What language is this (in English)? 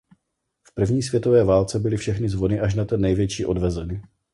Czech